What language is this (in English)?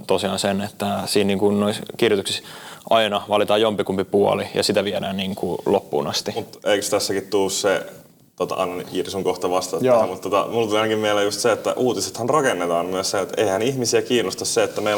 Finnish